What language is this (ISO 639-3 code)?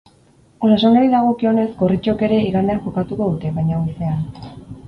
eus